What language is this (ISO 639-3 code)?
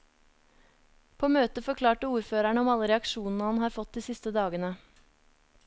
nor